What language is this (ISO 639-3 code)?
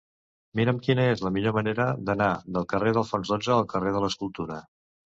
cat